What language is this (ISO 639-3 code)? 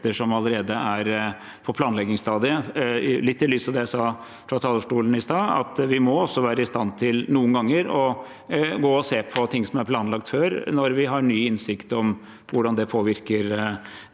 nor